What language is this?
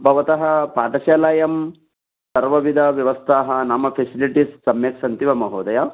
Sanskrit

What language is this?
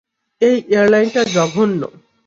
Bangla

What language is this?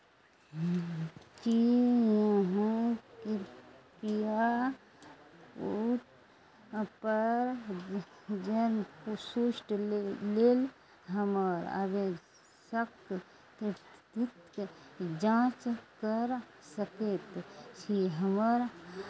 Maithili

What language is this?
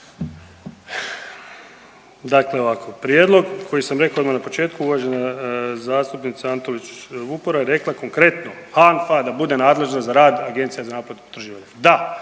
Croatian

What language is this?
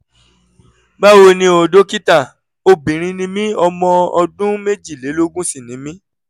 Yoruba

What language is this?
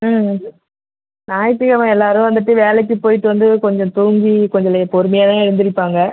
Tamil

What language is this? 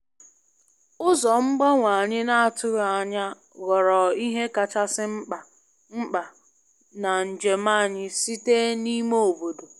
Igbo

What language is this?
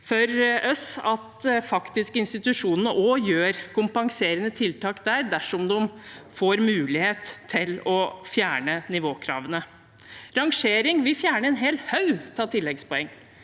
Norwegian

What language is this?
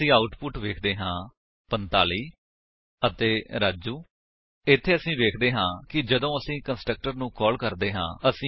Punjabi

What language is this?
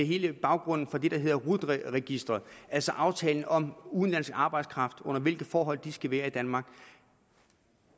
Danish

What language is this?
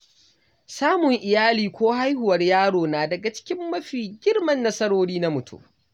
Hausa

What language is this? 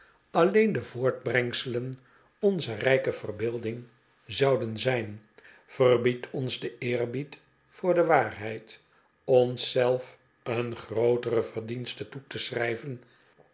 Dutch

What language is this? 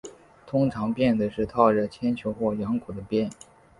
Chinese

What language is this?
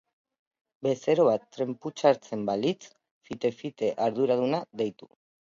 Basque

